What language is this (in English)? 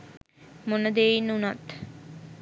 Sinhala